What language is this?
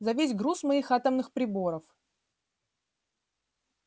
Russian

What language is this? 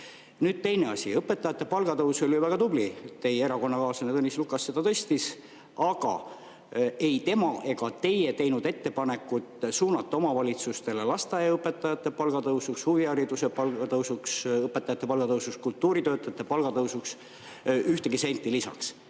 Estonian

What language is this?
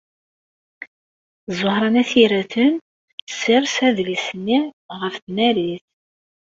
Kabyle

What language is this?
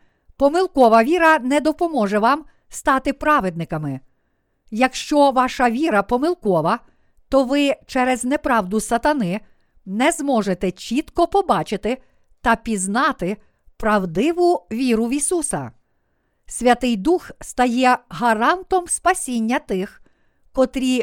Ukrainian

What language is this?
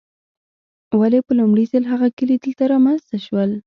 Pashto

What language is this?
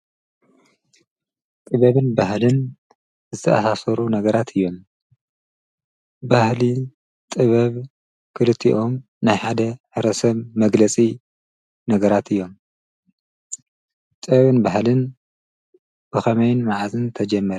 Tigrinya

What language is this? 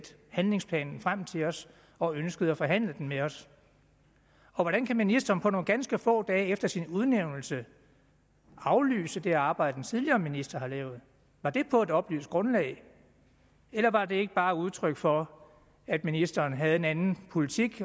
Danish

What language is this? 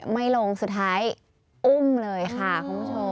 Thai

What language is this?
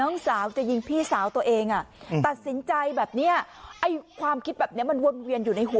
Thai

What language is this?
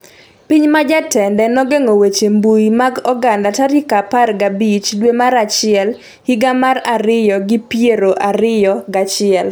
Luo (Kenya and Tanzania)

